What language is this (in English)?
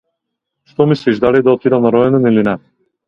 Macedonian